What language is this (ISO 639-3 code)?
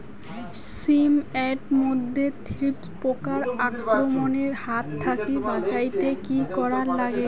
ben